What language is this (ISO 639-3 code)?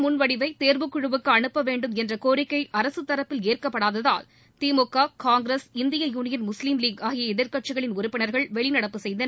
tam